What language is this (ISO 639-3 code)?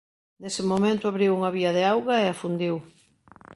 glg